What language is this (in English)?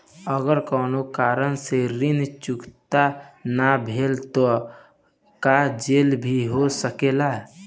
Bhojpuri